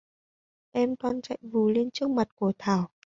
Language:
Vietnamese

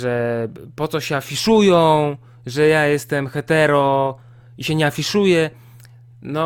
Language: Polish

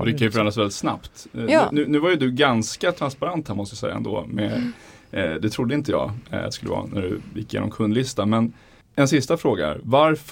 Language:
Swedish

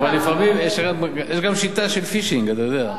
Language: Hebrew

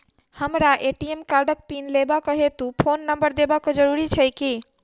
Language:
Maithili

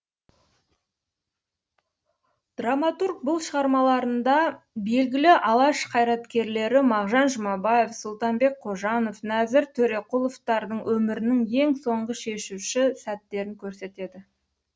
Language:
Kazakh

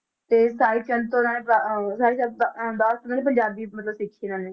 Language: Punjabi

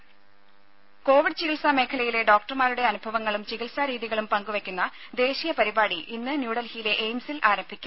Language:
Malayalam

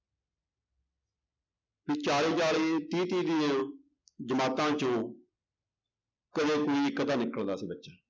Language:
Punjabi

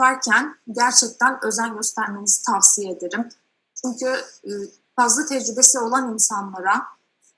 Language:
Turkish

